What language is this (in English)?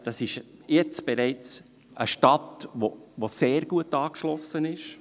Swiss German